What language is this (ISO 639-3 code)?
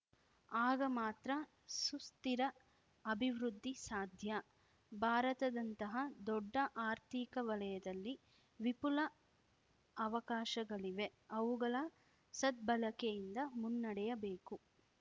kan